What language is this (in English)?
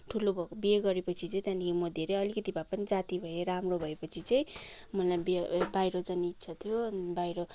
Nepali